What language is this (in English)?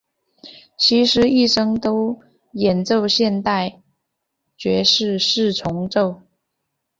Chinese